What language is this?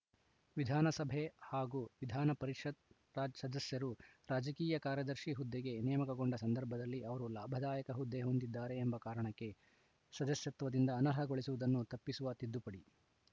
Kannada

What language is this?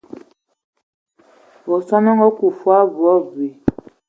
Ewondo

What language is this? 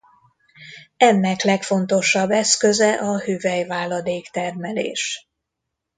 Hungarian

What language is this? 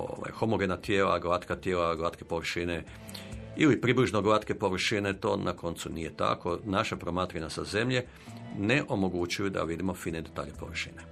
Croatian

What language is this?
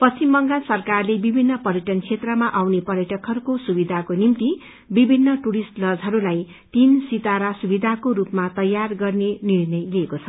Nepali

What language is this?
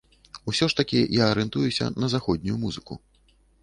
Belarusian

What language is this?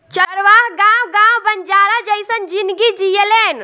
Bhojpuri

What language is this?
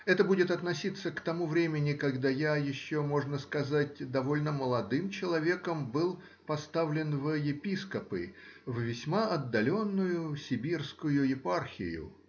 Russian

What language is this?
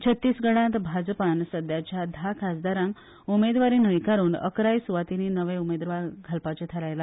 Konkani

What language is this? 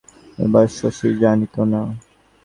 Bangla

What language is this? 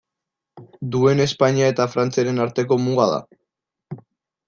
Basque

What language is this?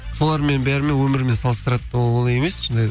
Kazakh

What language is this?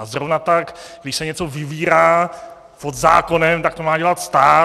Czech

